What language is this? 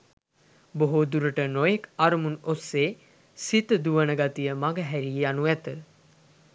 Sinhala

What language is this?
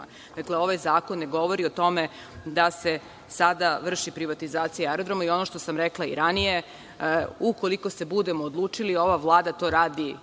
Serbian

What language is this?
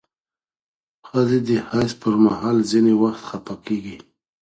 Pashto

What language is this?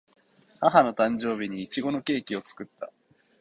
Japanese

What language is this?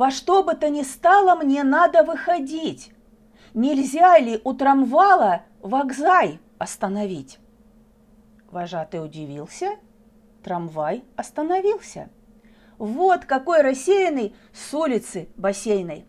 Russian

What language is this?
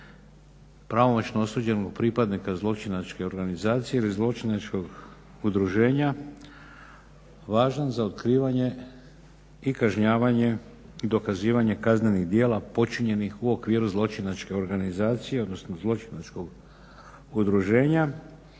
Croatian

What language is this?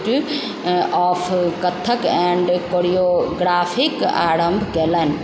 Maithili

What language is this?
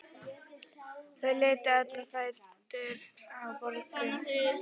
Icelandic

